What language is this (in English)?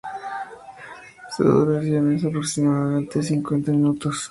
Spanish